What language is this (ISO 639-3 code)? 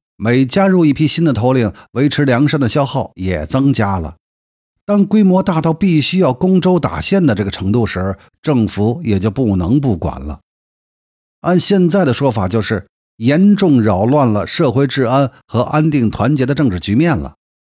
zho